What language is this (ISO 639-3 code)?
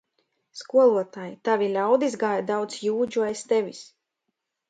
lav